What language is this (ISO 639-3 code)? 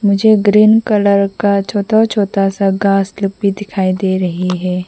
hin